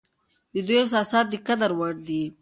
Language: Pashto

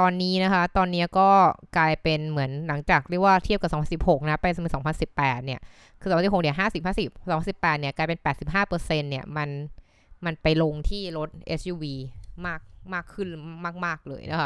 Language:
Thai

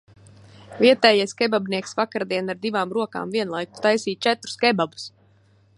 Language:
Latvian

